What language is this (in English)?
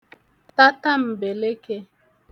Igbo